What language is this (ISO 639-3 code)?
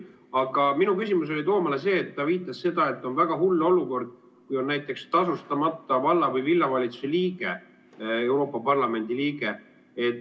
est